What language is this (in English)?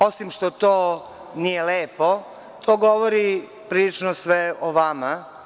Serbian